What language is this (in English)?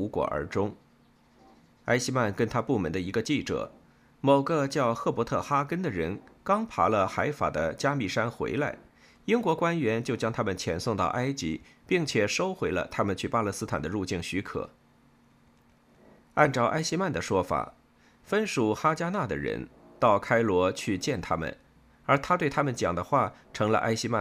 Chinese